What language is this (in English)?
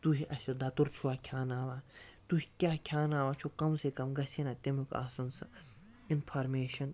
Kashmiri